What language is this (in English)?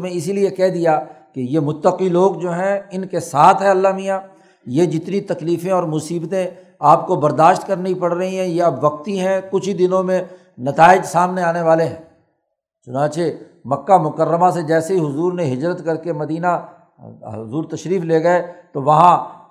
Urdu